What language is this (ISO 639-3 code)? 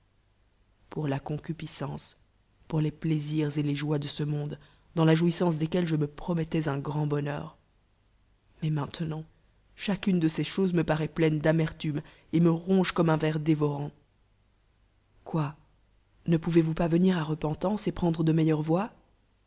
fra